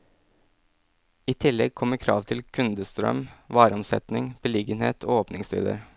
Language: Norwegian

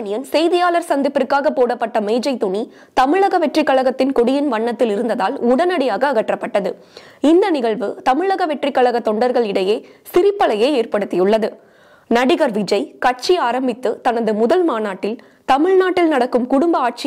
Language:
Romanian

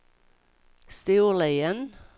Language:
Swedish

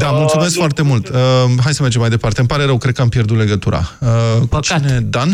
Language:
Romanian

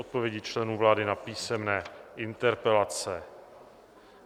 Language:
Czech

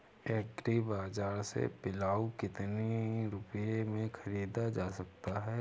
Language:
Hindi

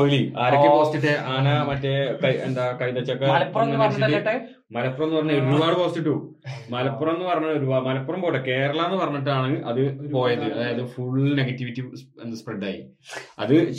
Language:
Malayalam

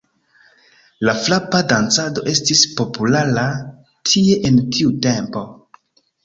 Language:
Esperanto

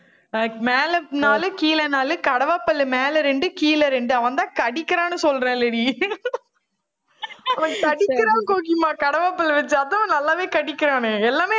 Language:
Tamil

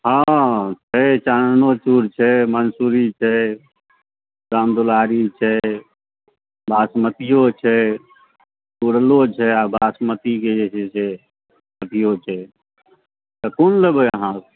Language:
Maithili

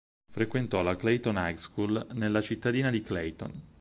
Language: Italian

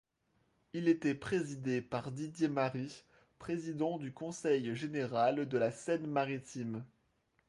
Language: French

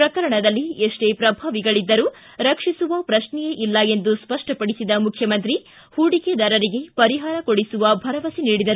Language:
Kannada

